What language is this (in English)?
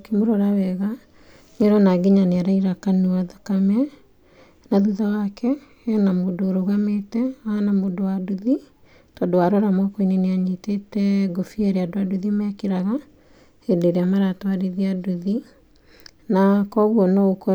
Kikuyu